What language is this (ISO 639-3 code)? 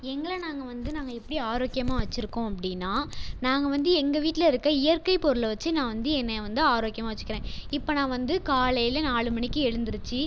tam